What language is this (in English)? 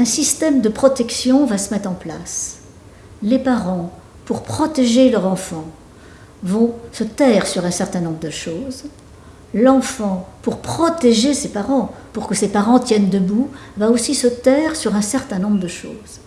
French